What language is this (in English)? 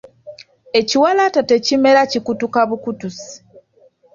Ganda